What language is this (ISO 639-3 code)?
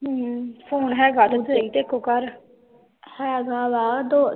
pan